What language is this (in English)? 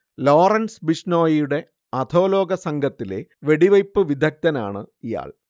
Malayalam